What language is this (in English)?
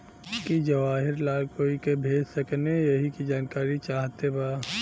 Bhojpuri